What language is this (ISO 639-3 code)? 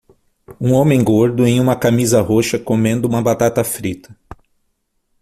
por